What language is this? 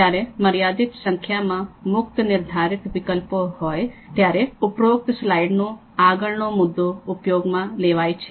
Gujarati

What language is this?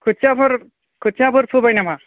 Bodo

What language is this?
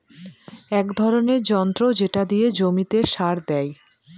Bangla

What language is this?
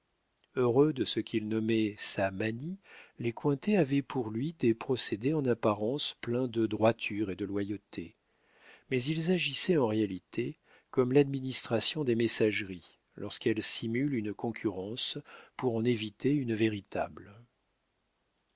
French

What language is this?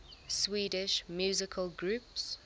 English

